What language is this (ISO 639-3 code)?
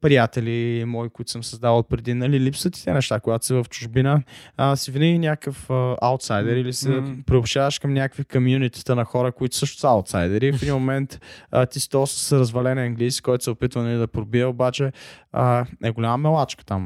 bul